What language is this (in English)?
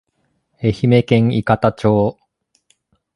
Japanese